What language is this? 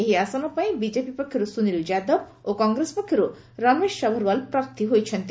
Odia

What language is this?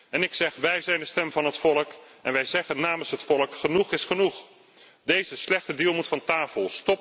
Dutch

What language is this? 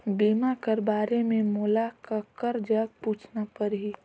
Chhattisgarhi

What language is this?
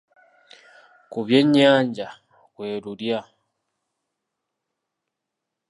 Ganda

